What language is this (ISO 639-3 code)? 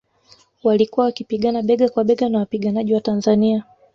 swa